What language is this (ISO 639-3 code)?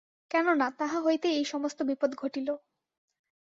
ben